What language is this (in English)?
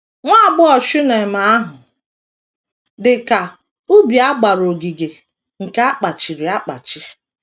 Igbo